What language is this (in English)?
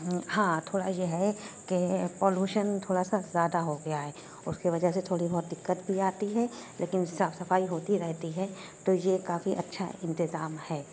Urdu